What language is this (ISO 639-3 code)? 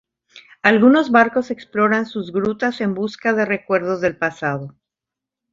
spa